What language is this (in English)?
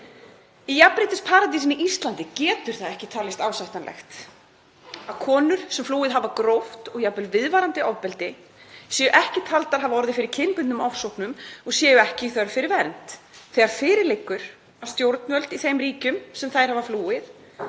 Icelandic